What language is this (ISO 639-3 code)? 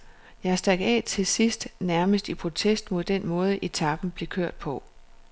dan